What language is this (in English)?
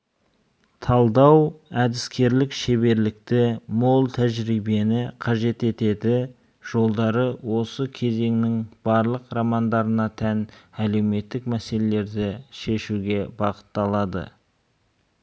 Kazakh